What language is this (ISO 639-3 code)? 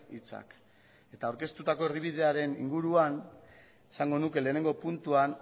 eus